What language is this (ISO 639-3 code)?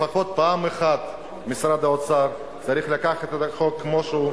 heb